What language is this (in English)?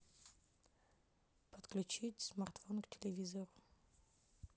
Russian